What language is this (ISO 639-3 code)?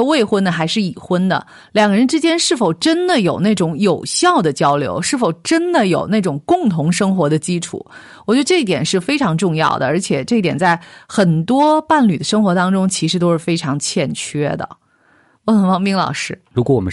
zho